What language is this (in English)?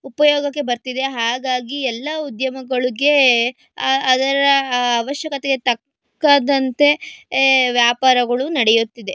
Kannada